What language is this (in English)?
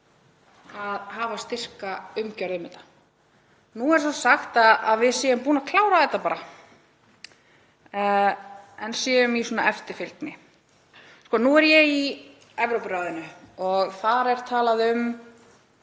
Icelandic